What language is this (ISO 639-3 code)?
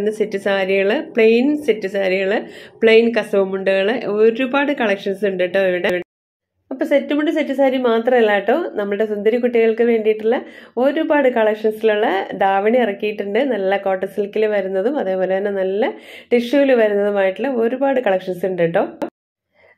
mal